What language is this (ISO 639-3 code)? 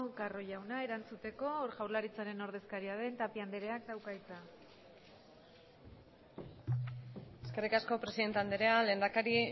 eus